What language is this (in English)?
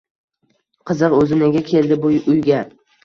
Uzbek